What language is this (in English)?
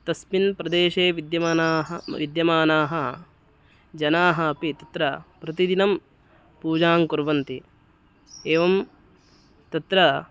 Sanskrit